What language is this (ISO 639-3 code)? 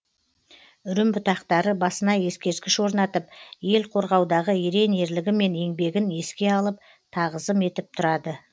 kaz